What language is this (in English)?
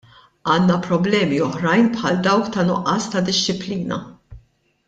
Maltese